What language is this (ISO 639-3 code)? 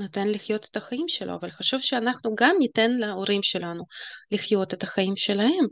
heb